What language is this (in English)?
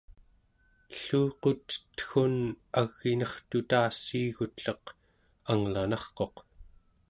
Central Yupik